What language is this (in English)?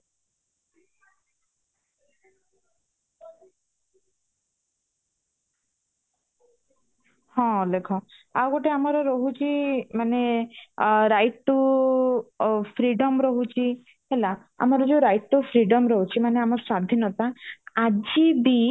Odia